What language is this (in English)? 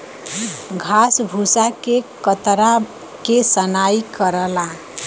Bhojpuri